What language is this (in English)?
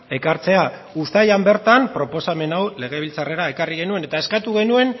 Basque